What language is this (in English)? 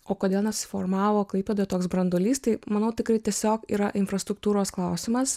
Lithuanian